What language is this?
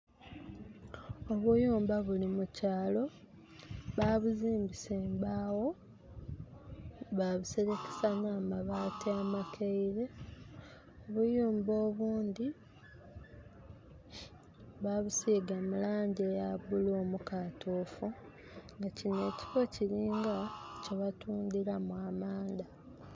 Soga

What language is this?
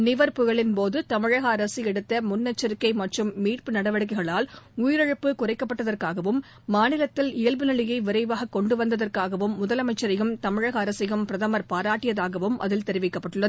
Tamil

